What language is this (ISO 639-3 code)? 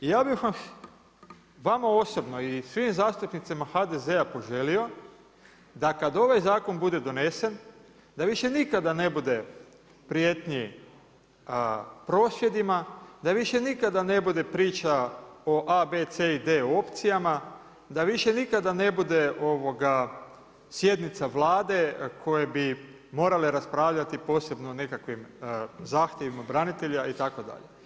hrv